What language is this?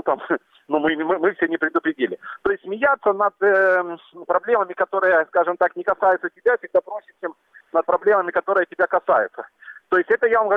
Russian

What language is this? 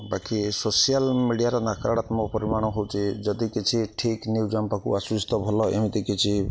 Odia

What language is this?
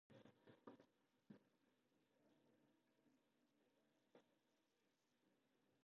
Japanese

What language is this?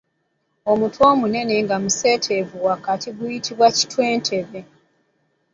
Ganda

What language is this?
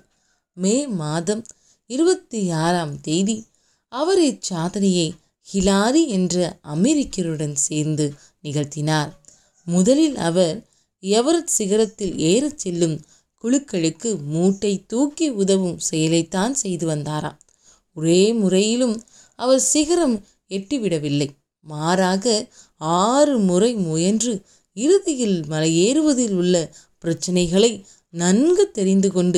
Tamil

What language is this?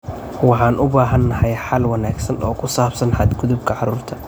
Somali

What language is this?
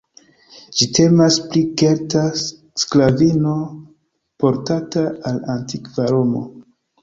Esperanto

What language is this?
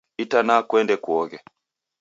Taita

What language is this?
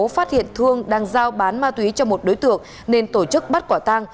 Vietnamese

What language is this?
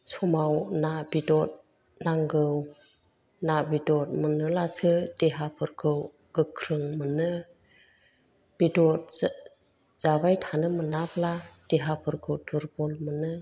Bodo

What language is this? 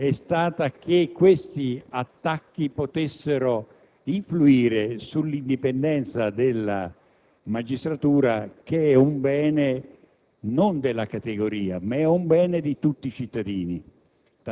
Italian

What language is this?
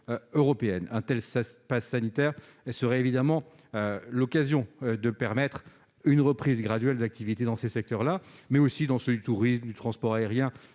French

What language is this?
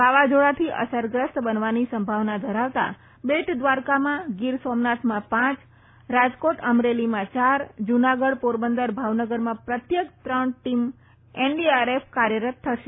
Gujarati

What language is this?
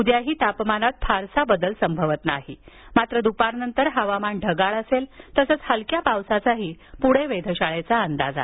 Marathi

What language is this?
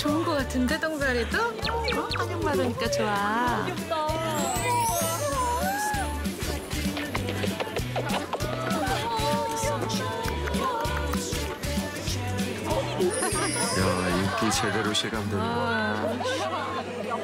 Korean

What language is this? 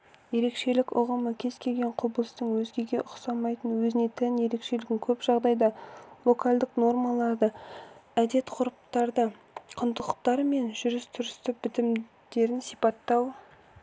Kazakh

